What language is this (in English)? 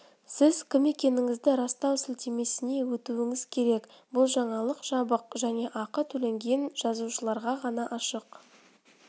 Kazakh